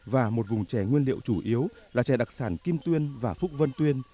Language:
Vietnamese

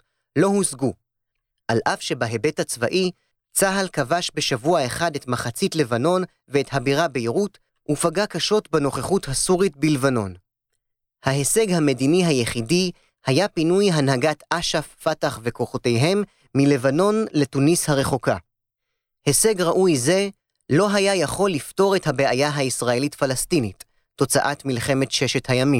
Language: Hebrew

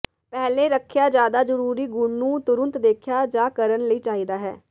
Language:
Punjabi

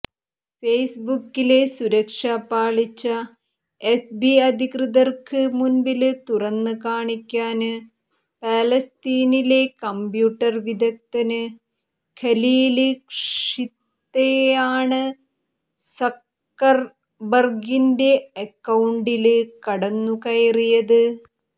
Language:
Malayalam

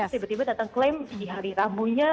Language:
Indonesian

